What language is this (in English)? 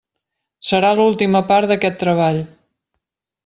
Catalan